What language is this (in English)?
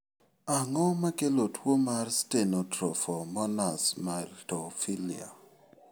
Luo (Kenya and Tanzania)